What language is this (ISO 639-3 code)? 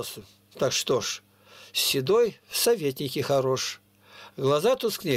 rus